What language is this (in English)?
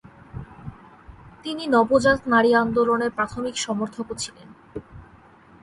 Bangla